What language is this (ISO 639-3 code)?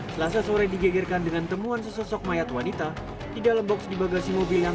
ind